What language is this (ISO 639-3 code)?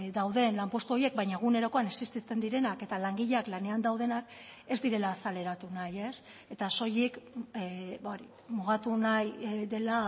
eus